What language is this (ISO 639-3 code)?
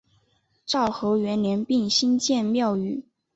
zho